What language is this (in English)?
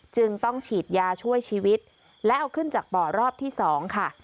Thai